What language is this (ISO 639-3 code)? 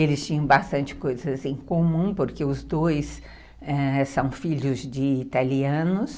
por